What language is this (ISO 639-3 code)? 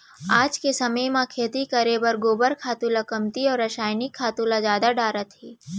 hne